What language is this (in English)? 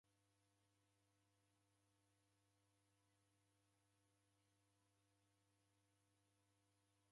Taita